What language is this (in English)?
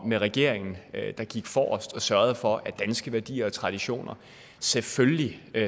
Danish